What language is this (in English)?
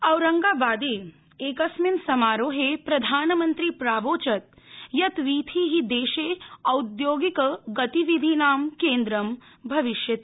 Sanskrit